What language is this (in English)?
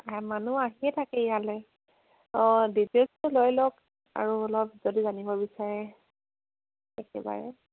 Assamese